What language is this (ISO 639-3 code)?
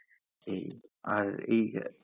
ben